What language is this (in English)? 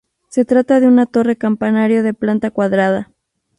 Spanish